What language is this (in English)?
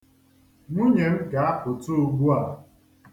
Igbo